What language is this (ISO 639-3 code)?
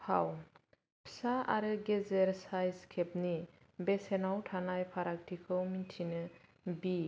brx